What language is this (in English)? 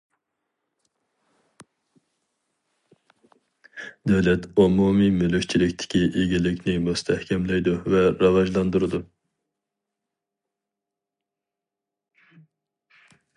Uyghur